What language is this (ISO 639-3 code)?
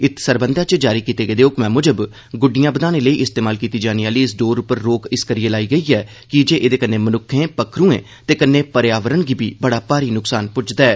doi